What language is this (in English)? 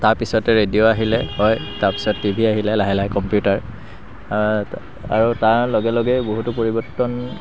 Assamese